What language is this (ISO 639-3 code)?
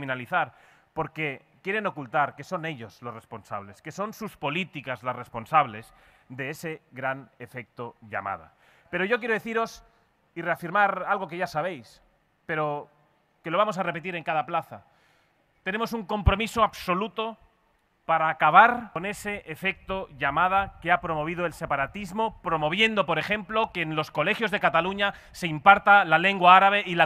spa